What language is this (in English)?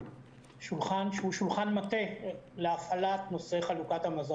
Hebrew